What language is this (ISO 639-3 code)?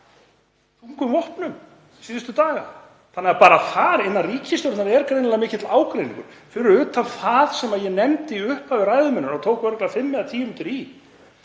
isl